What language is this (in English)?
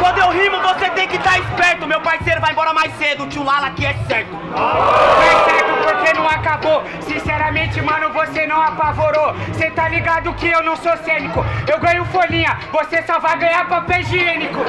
Portuguese